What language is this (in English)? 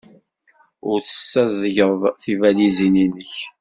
Kabyle